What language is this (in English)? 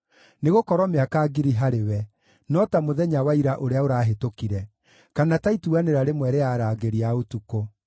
Kikuyu